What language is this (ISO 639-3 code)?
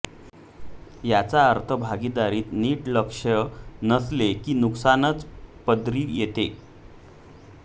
mar